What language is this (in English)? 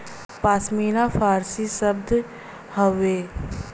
Bhojpuri